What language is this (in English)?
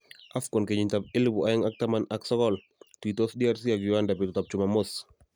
Kalenjin